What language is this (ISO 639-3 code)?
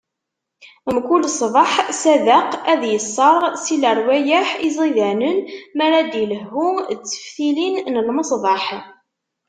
kab